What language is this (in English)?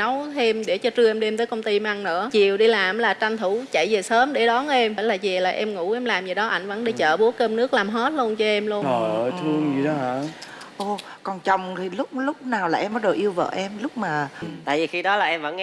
Vietnamese